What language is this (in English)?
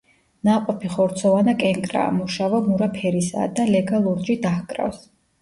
Georgian